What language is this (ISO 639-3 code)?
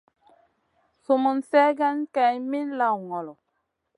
mcn